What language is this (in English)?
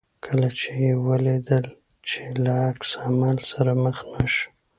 Pashto